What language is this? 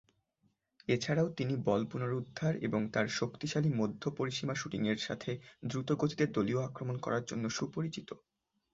Bangla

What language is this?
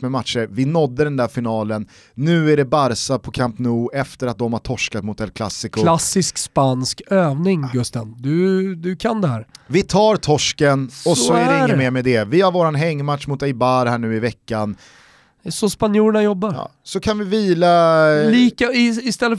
Swedish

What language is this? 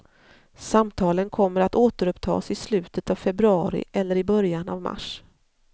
Swedish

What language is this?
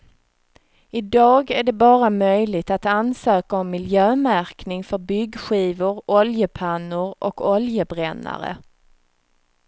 Swedish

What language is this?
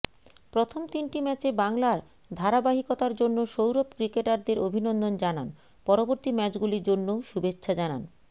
Bangla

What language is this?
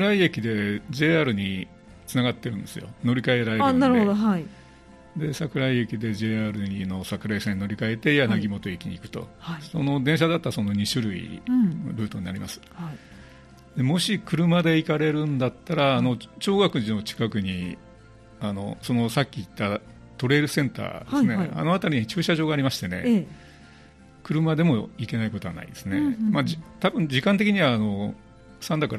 Japanese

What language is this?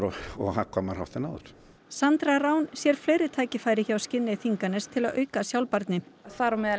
Icelandic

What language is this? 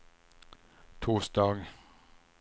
Swedish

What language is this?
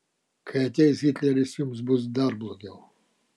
Lithuanian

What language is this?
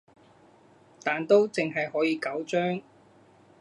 Cantonese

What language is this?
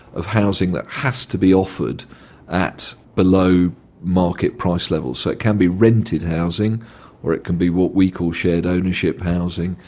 English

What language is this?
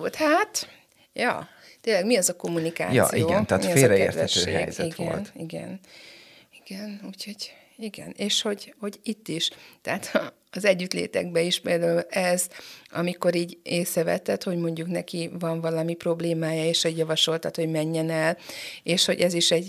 Hungarian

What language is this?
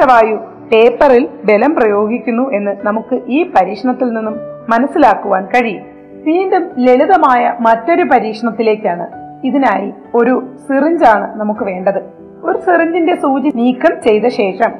Malayalam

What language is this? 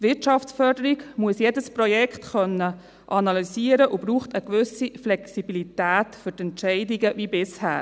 Swiss German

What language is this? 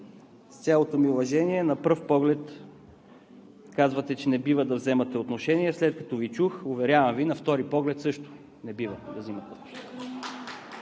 Bulgarian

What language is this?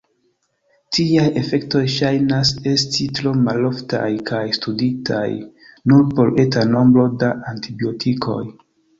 Esperanto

